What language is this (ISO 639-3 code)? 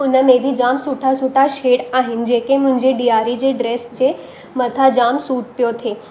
snd